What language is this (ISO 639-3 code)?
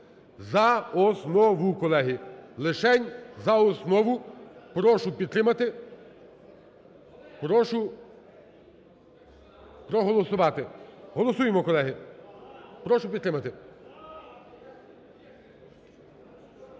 ukr